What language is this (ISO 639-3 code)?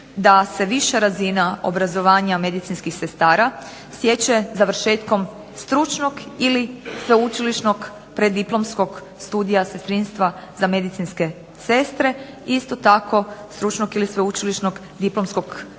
hrv